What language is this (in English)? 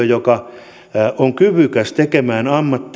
Finnish